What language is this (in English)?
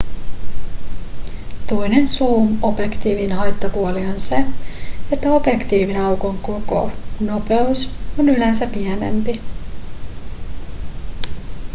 Finnish